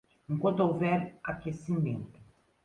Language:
Portuguese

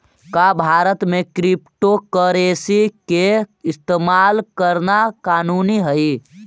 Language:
Magahi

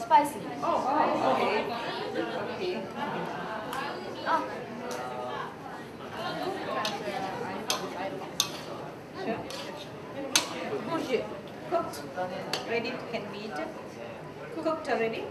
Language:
English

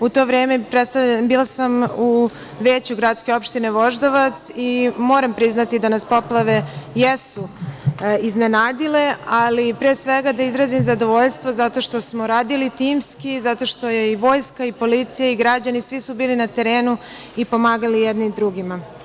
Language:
Serbian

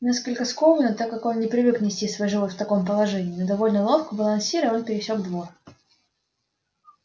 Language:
Russian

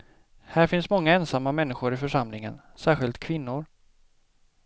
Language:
Swedish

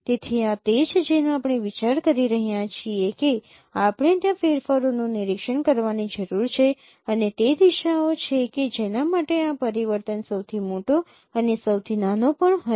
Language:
Gujarati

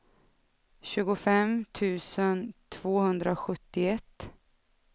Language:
Swedish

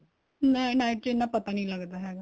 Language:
Punjabi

